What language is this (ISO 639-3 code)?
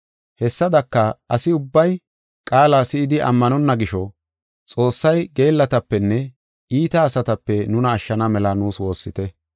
gof